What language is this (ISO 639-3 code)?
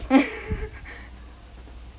eng